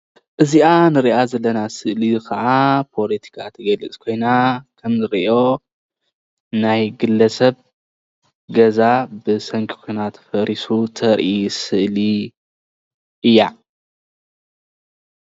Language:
Tigrinya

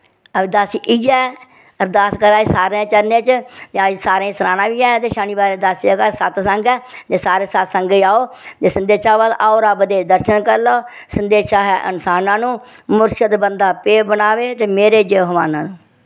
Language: Dogri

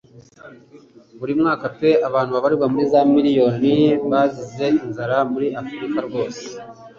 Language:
Kinyarwanda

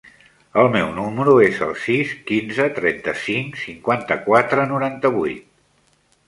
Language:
Catalan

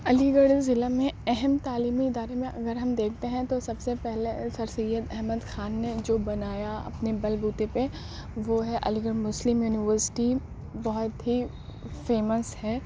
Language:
Urdu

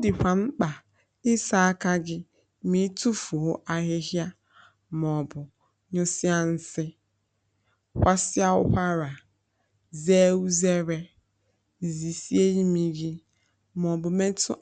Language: Igbo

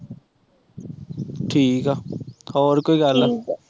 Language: Punjabi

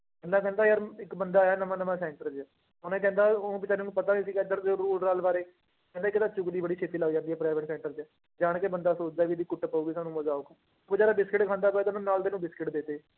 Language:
Punjabi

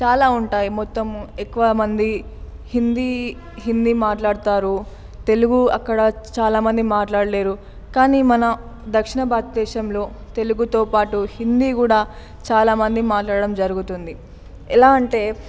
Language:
Telugu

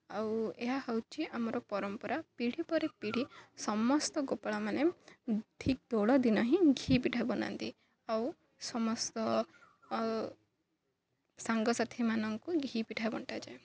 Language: Odia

